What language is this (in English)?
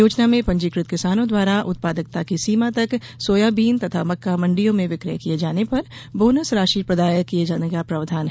Hindi